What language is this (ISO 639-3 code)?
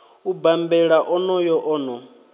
ven